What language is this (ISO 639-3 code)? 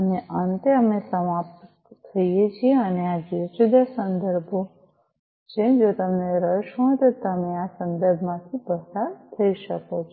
guj